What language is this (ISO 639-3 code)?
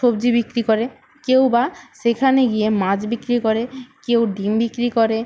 ben